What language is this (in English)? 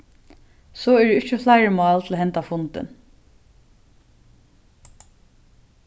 Faroese